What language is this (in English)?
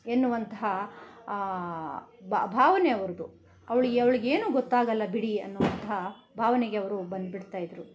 Kannada